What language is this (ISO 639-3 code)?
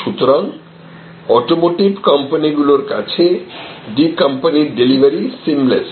ben